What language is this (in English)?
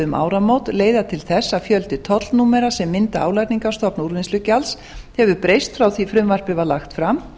Icelandic